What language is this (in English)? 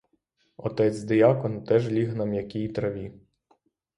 Ukrainian